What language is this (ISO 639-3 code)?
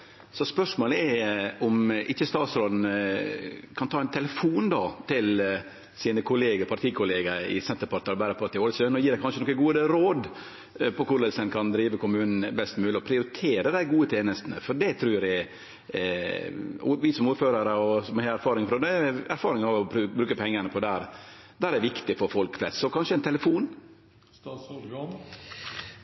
nno